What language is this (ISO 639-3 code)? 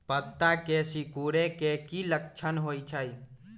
mag